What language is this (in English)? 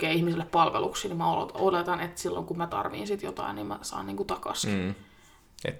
Finnish